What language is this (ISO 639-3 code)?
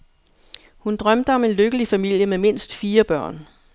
dan